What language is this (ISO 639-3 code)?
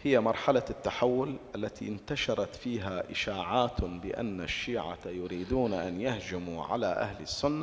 ara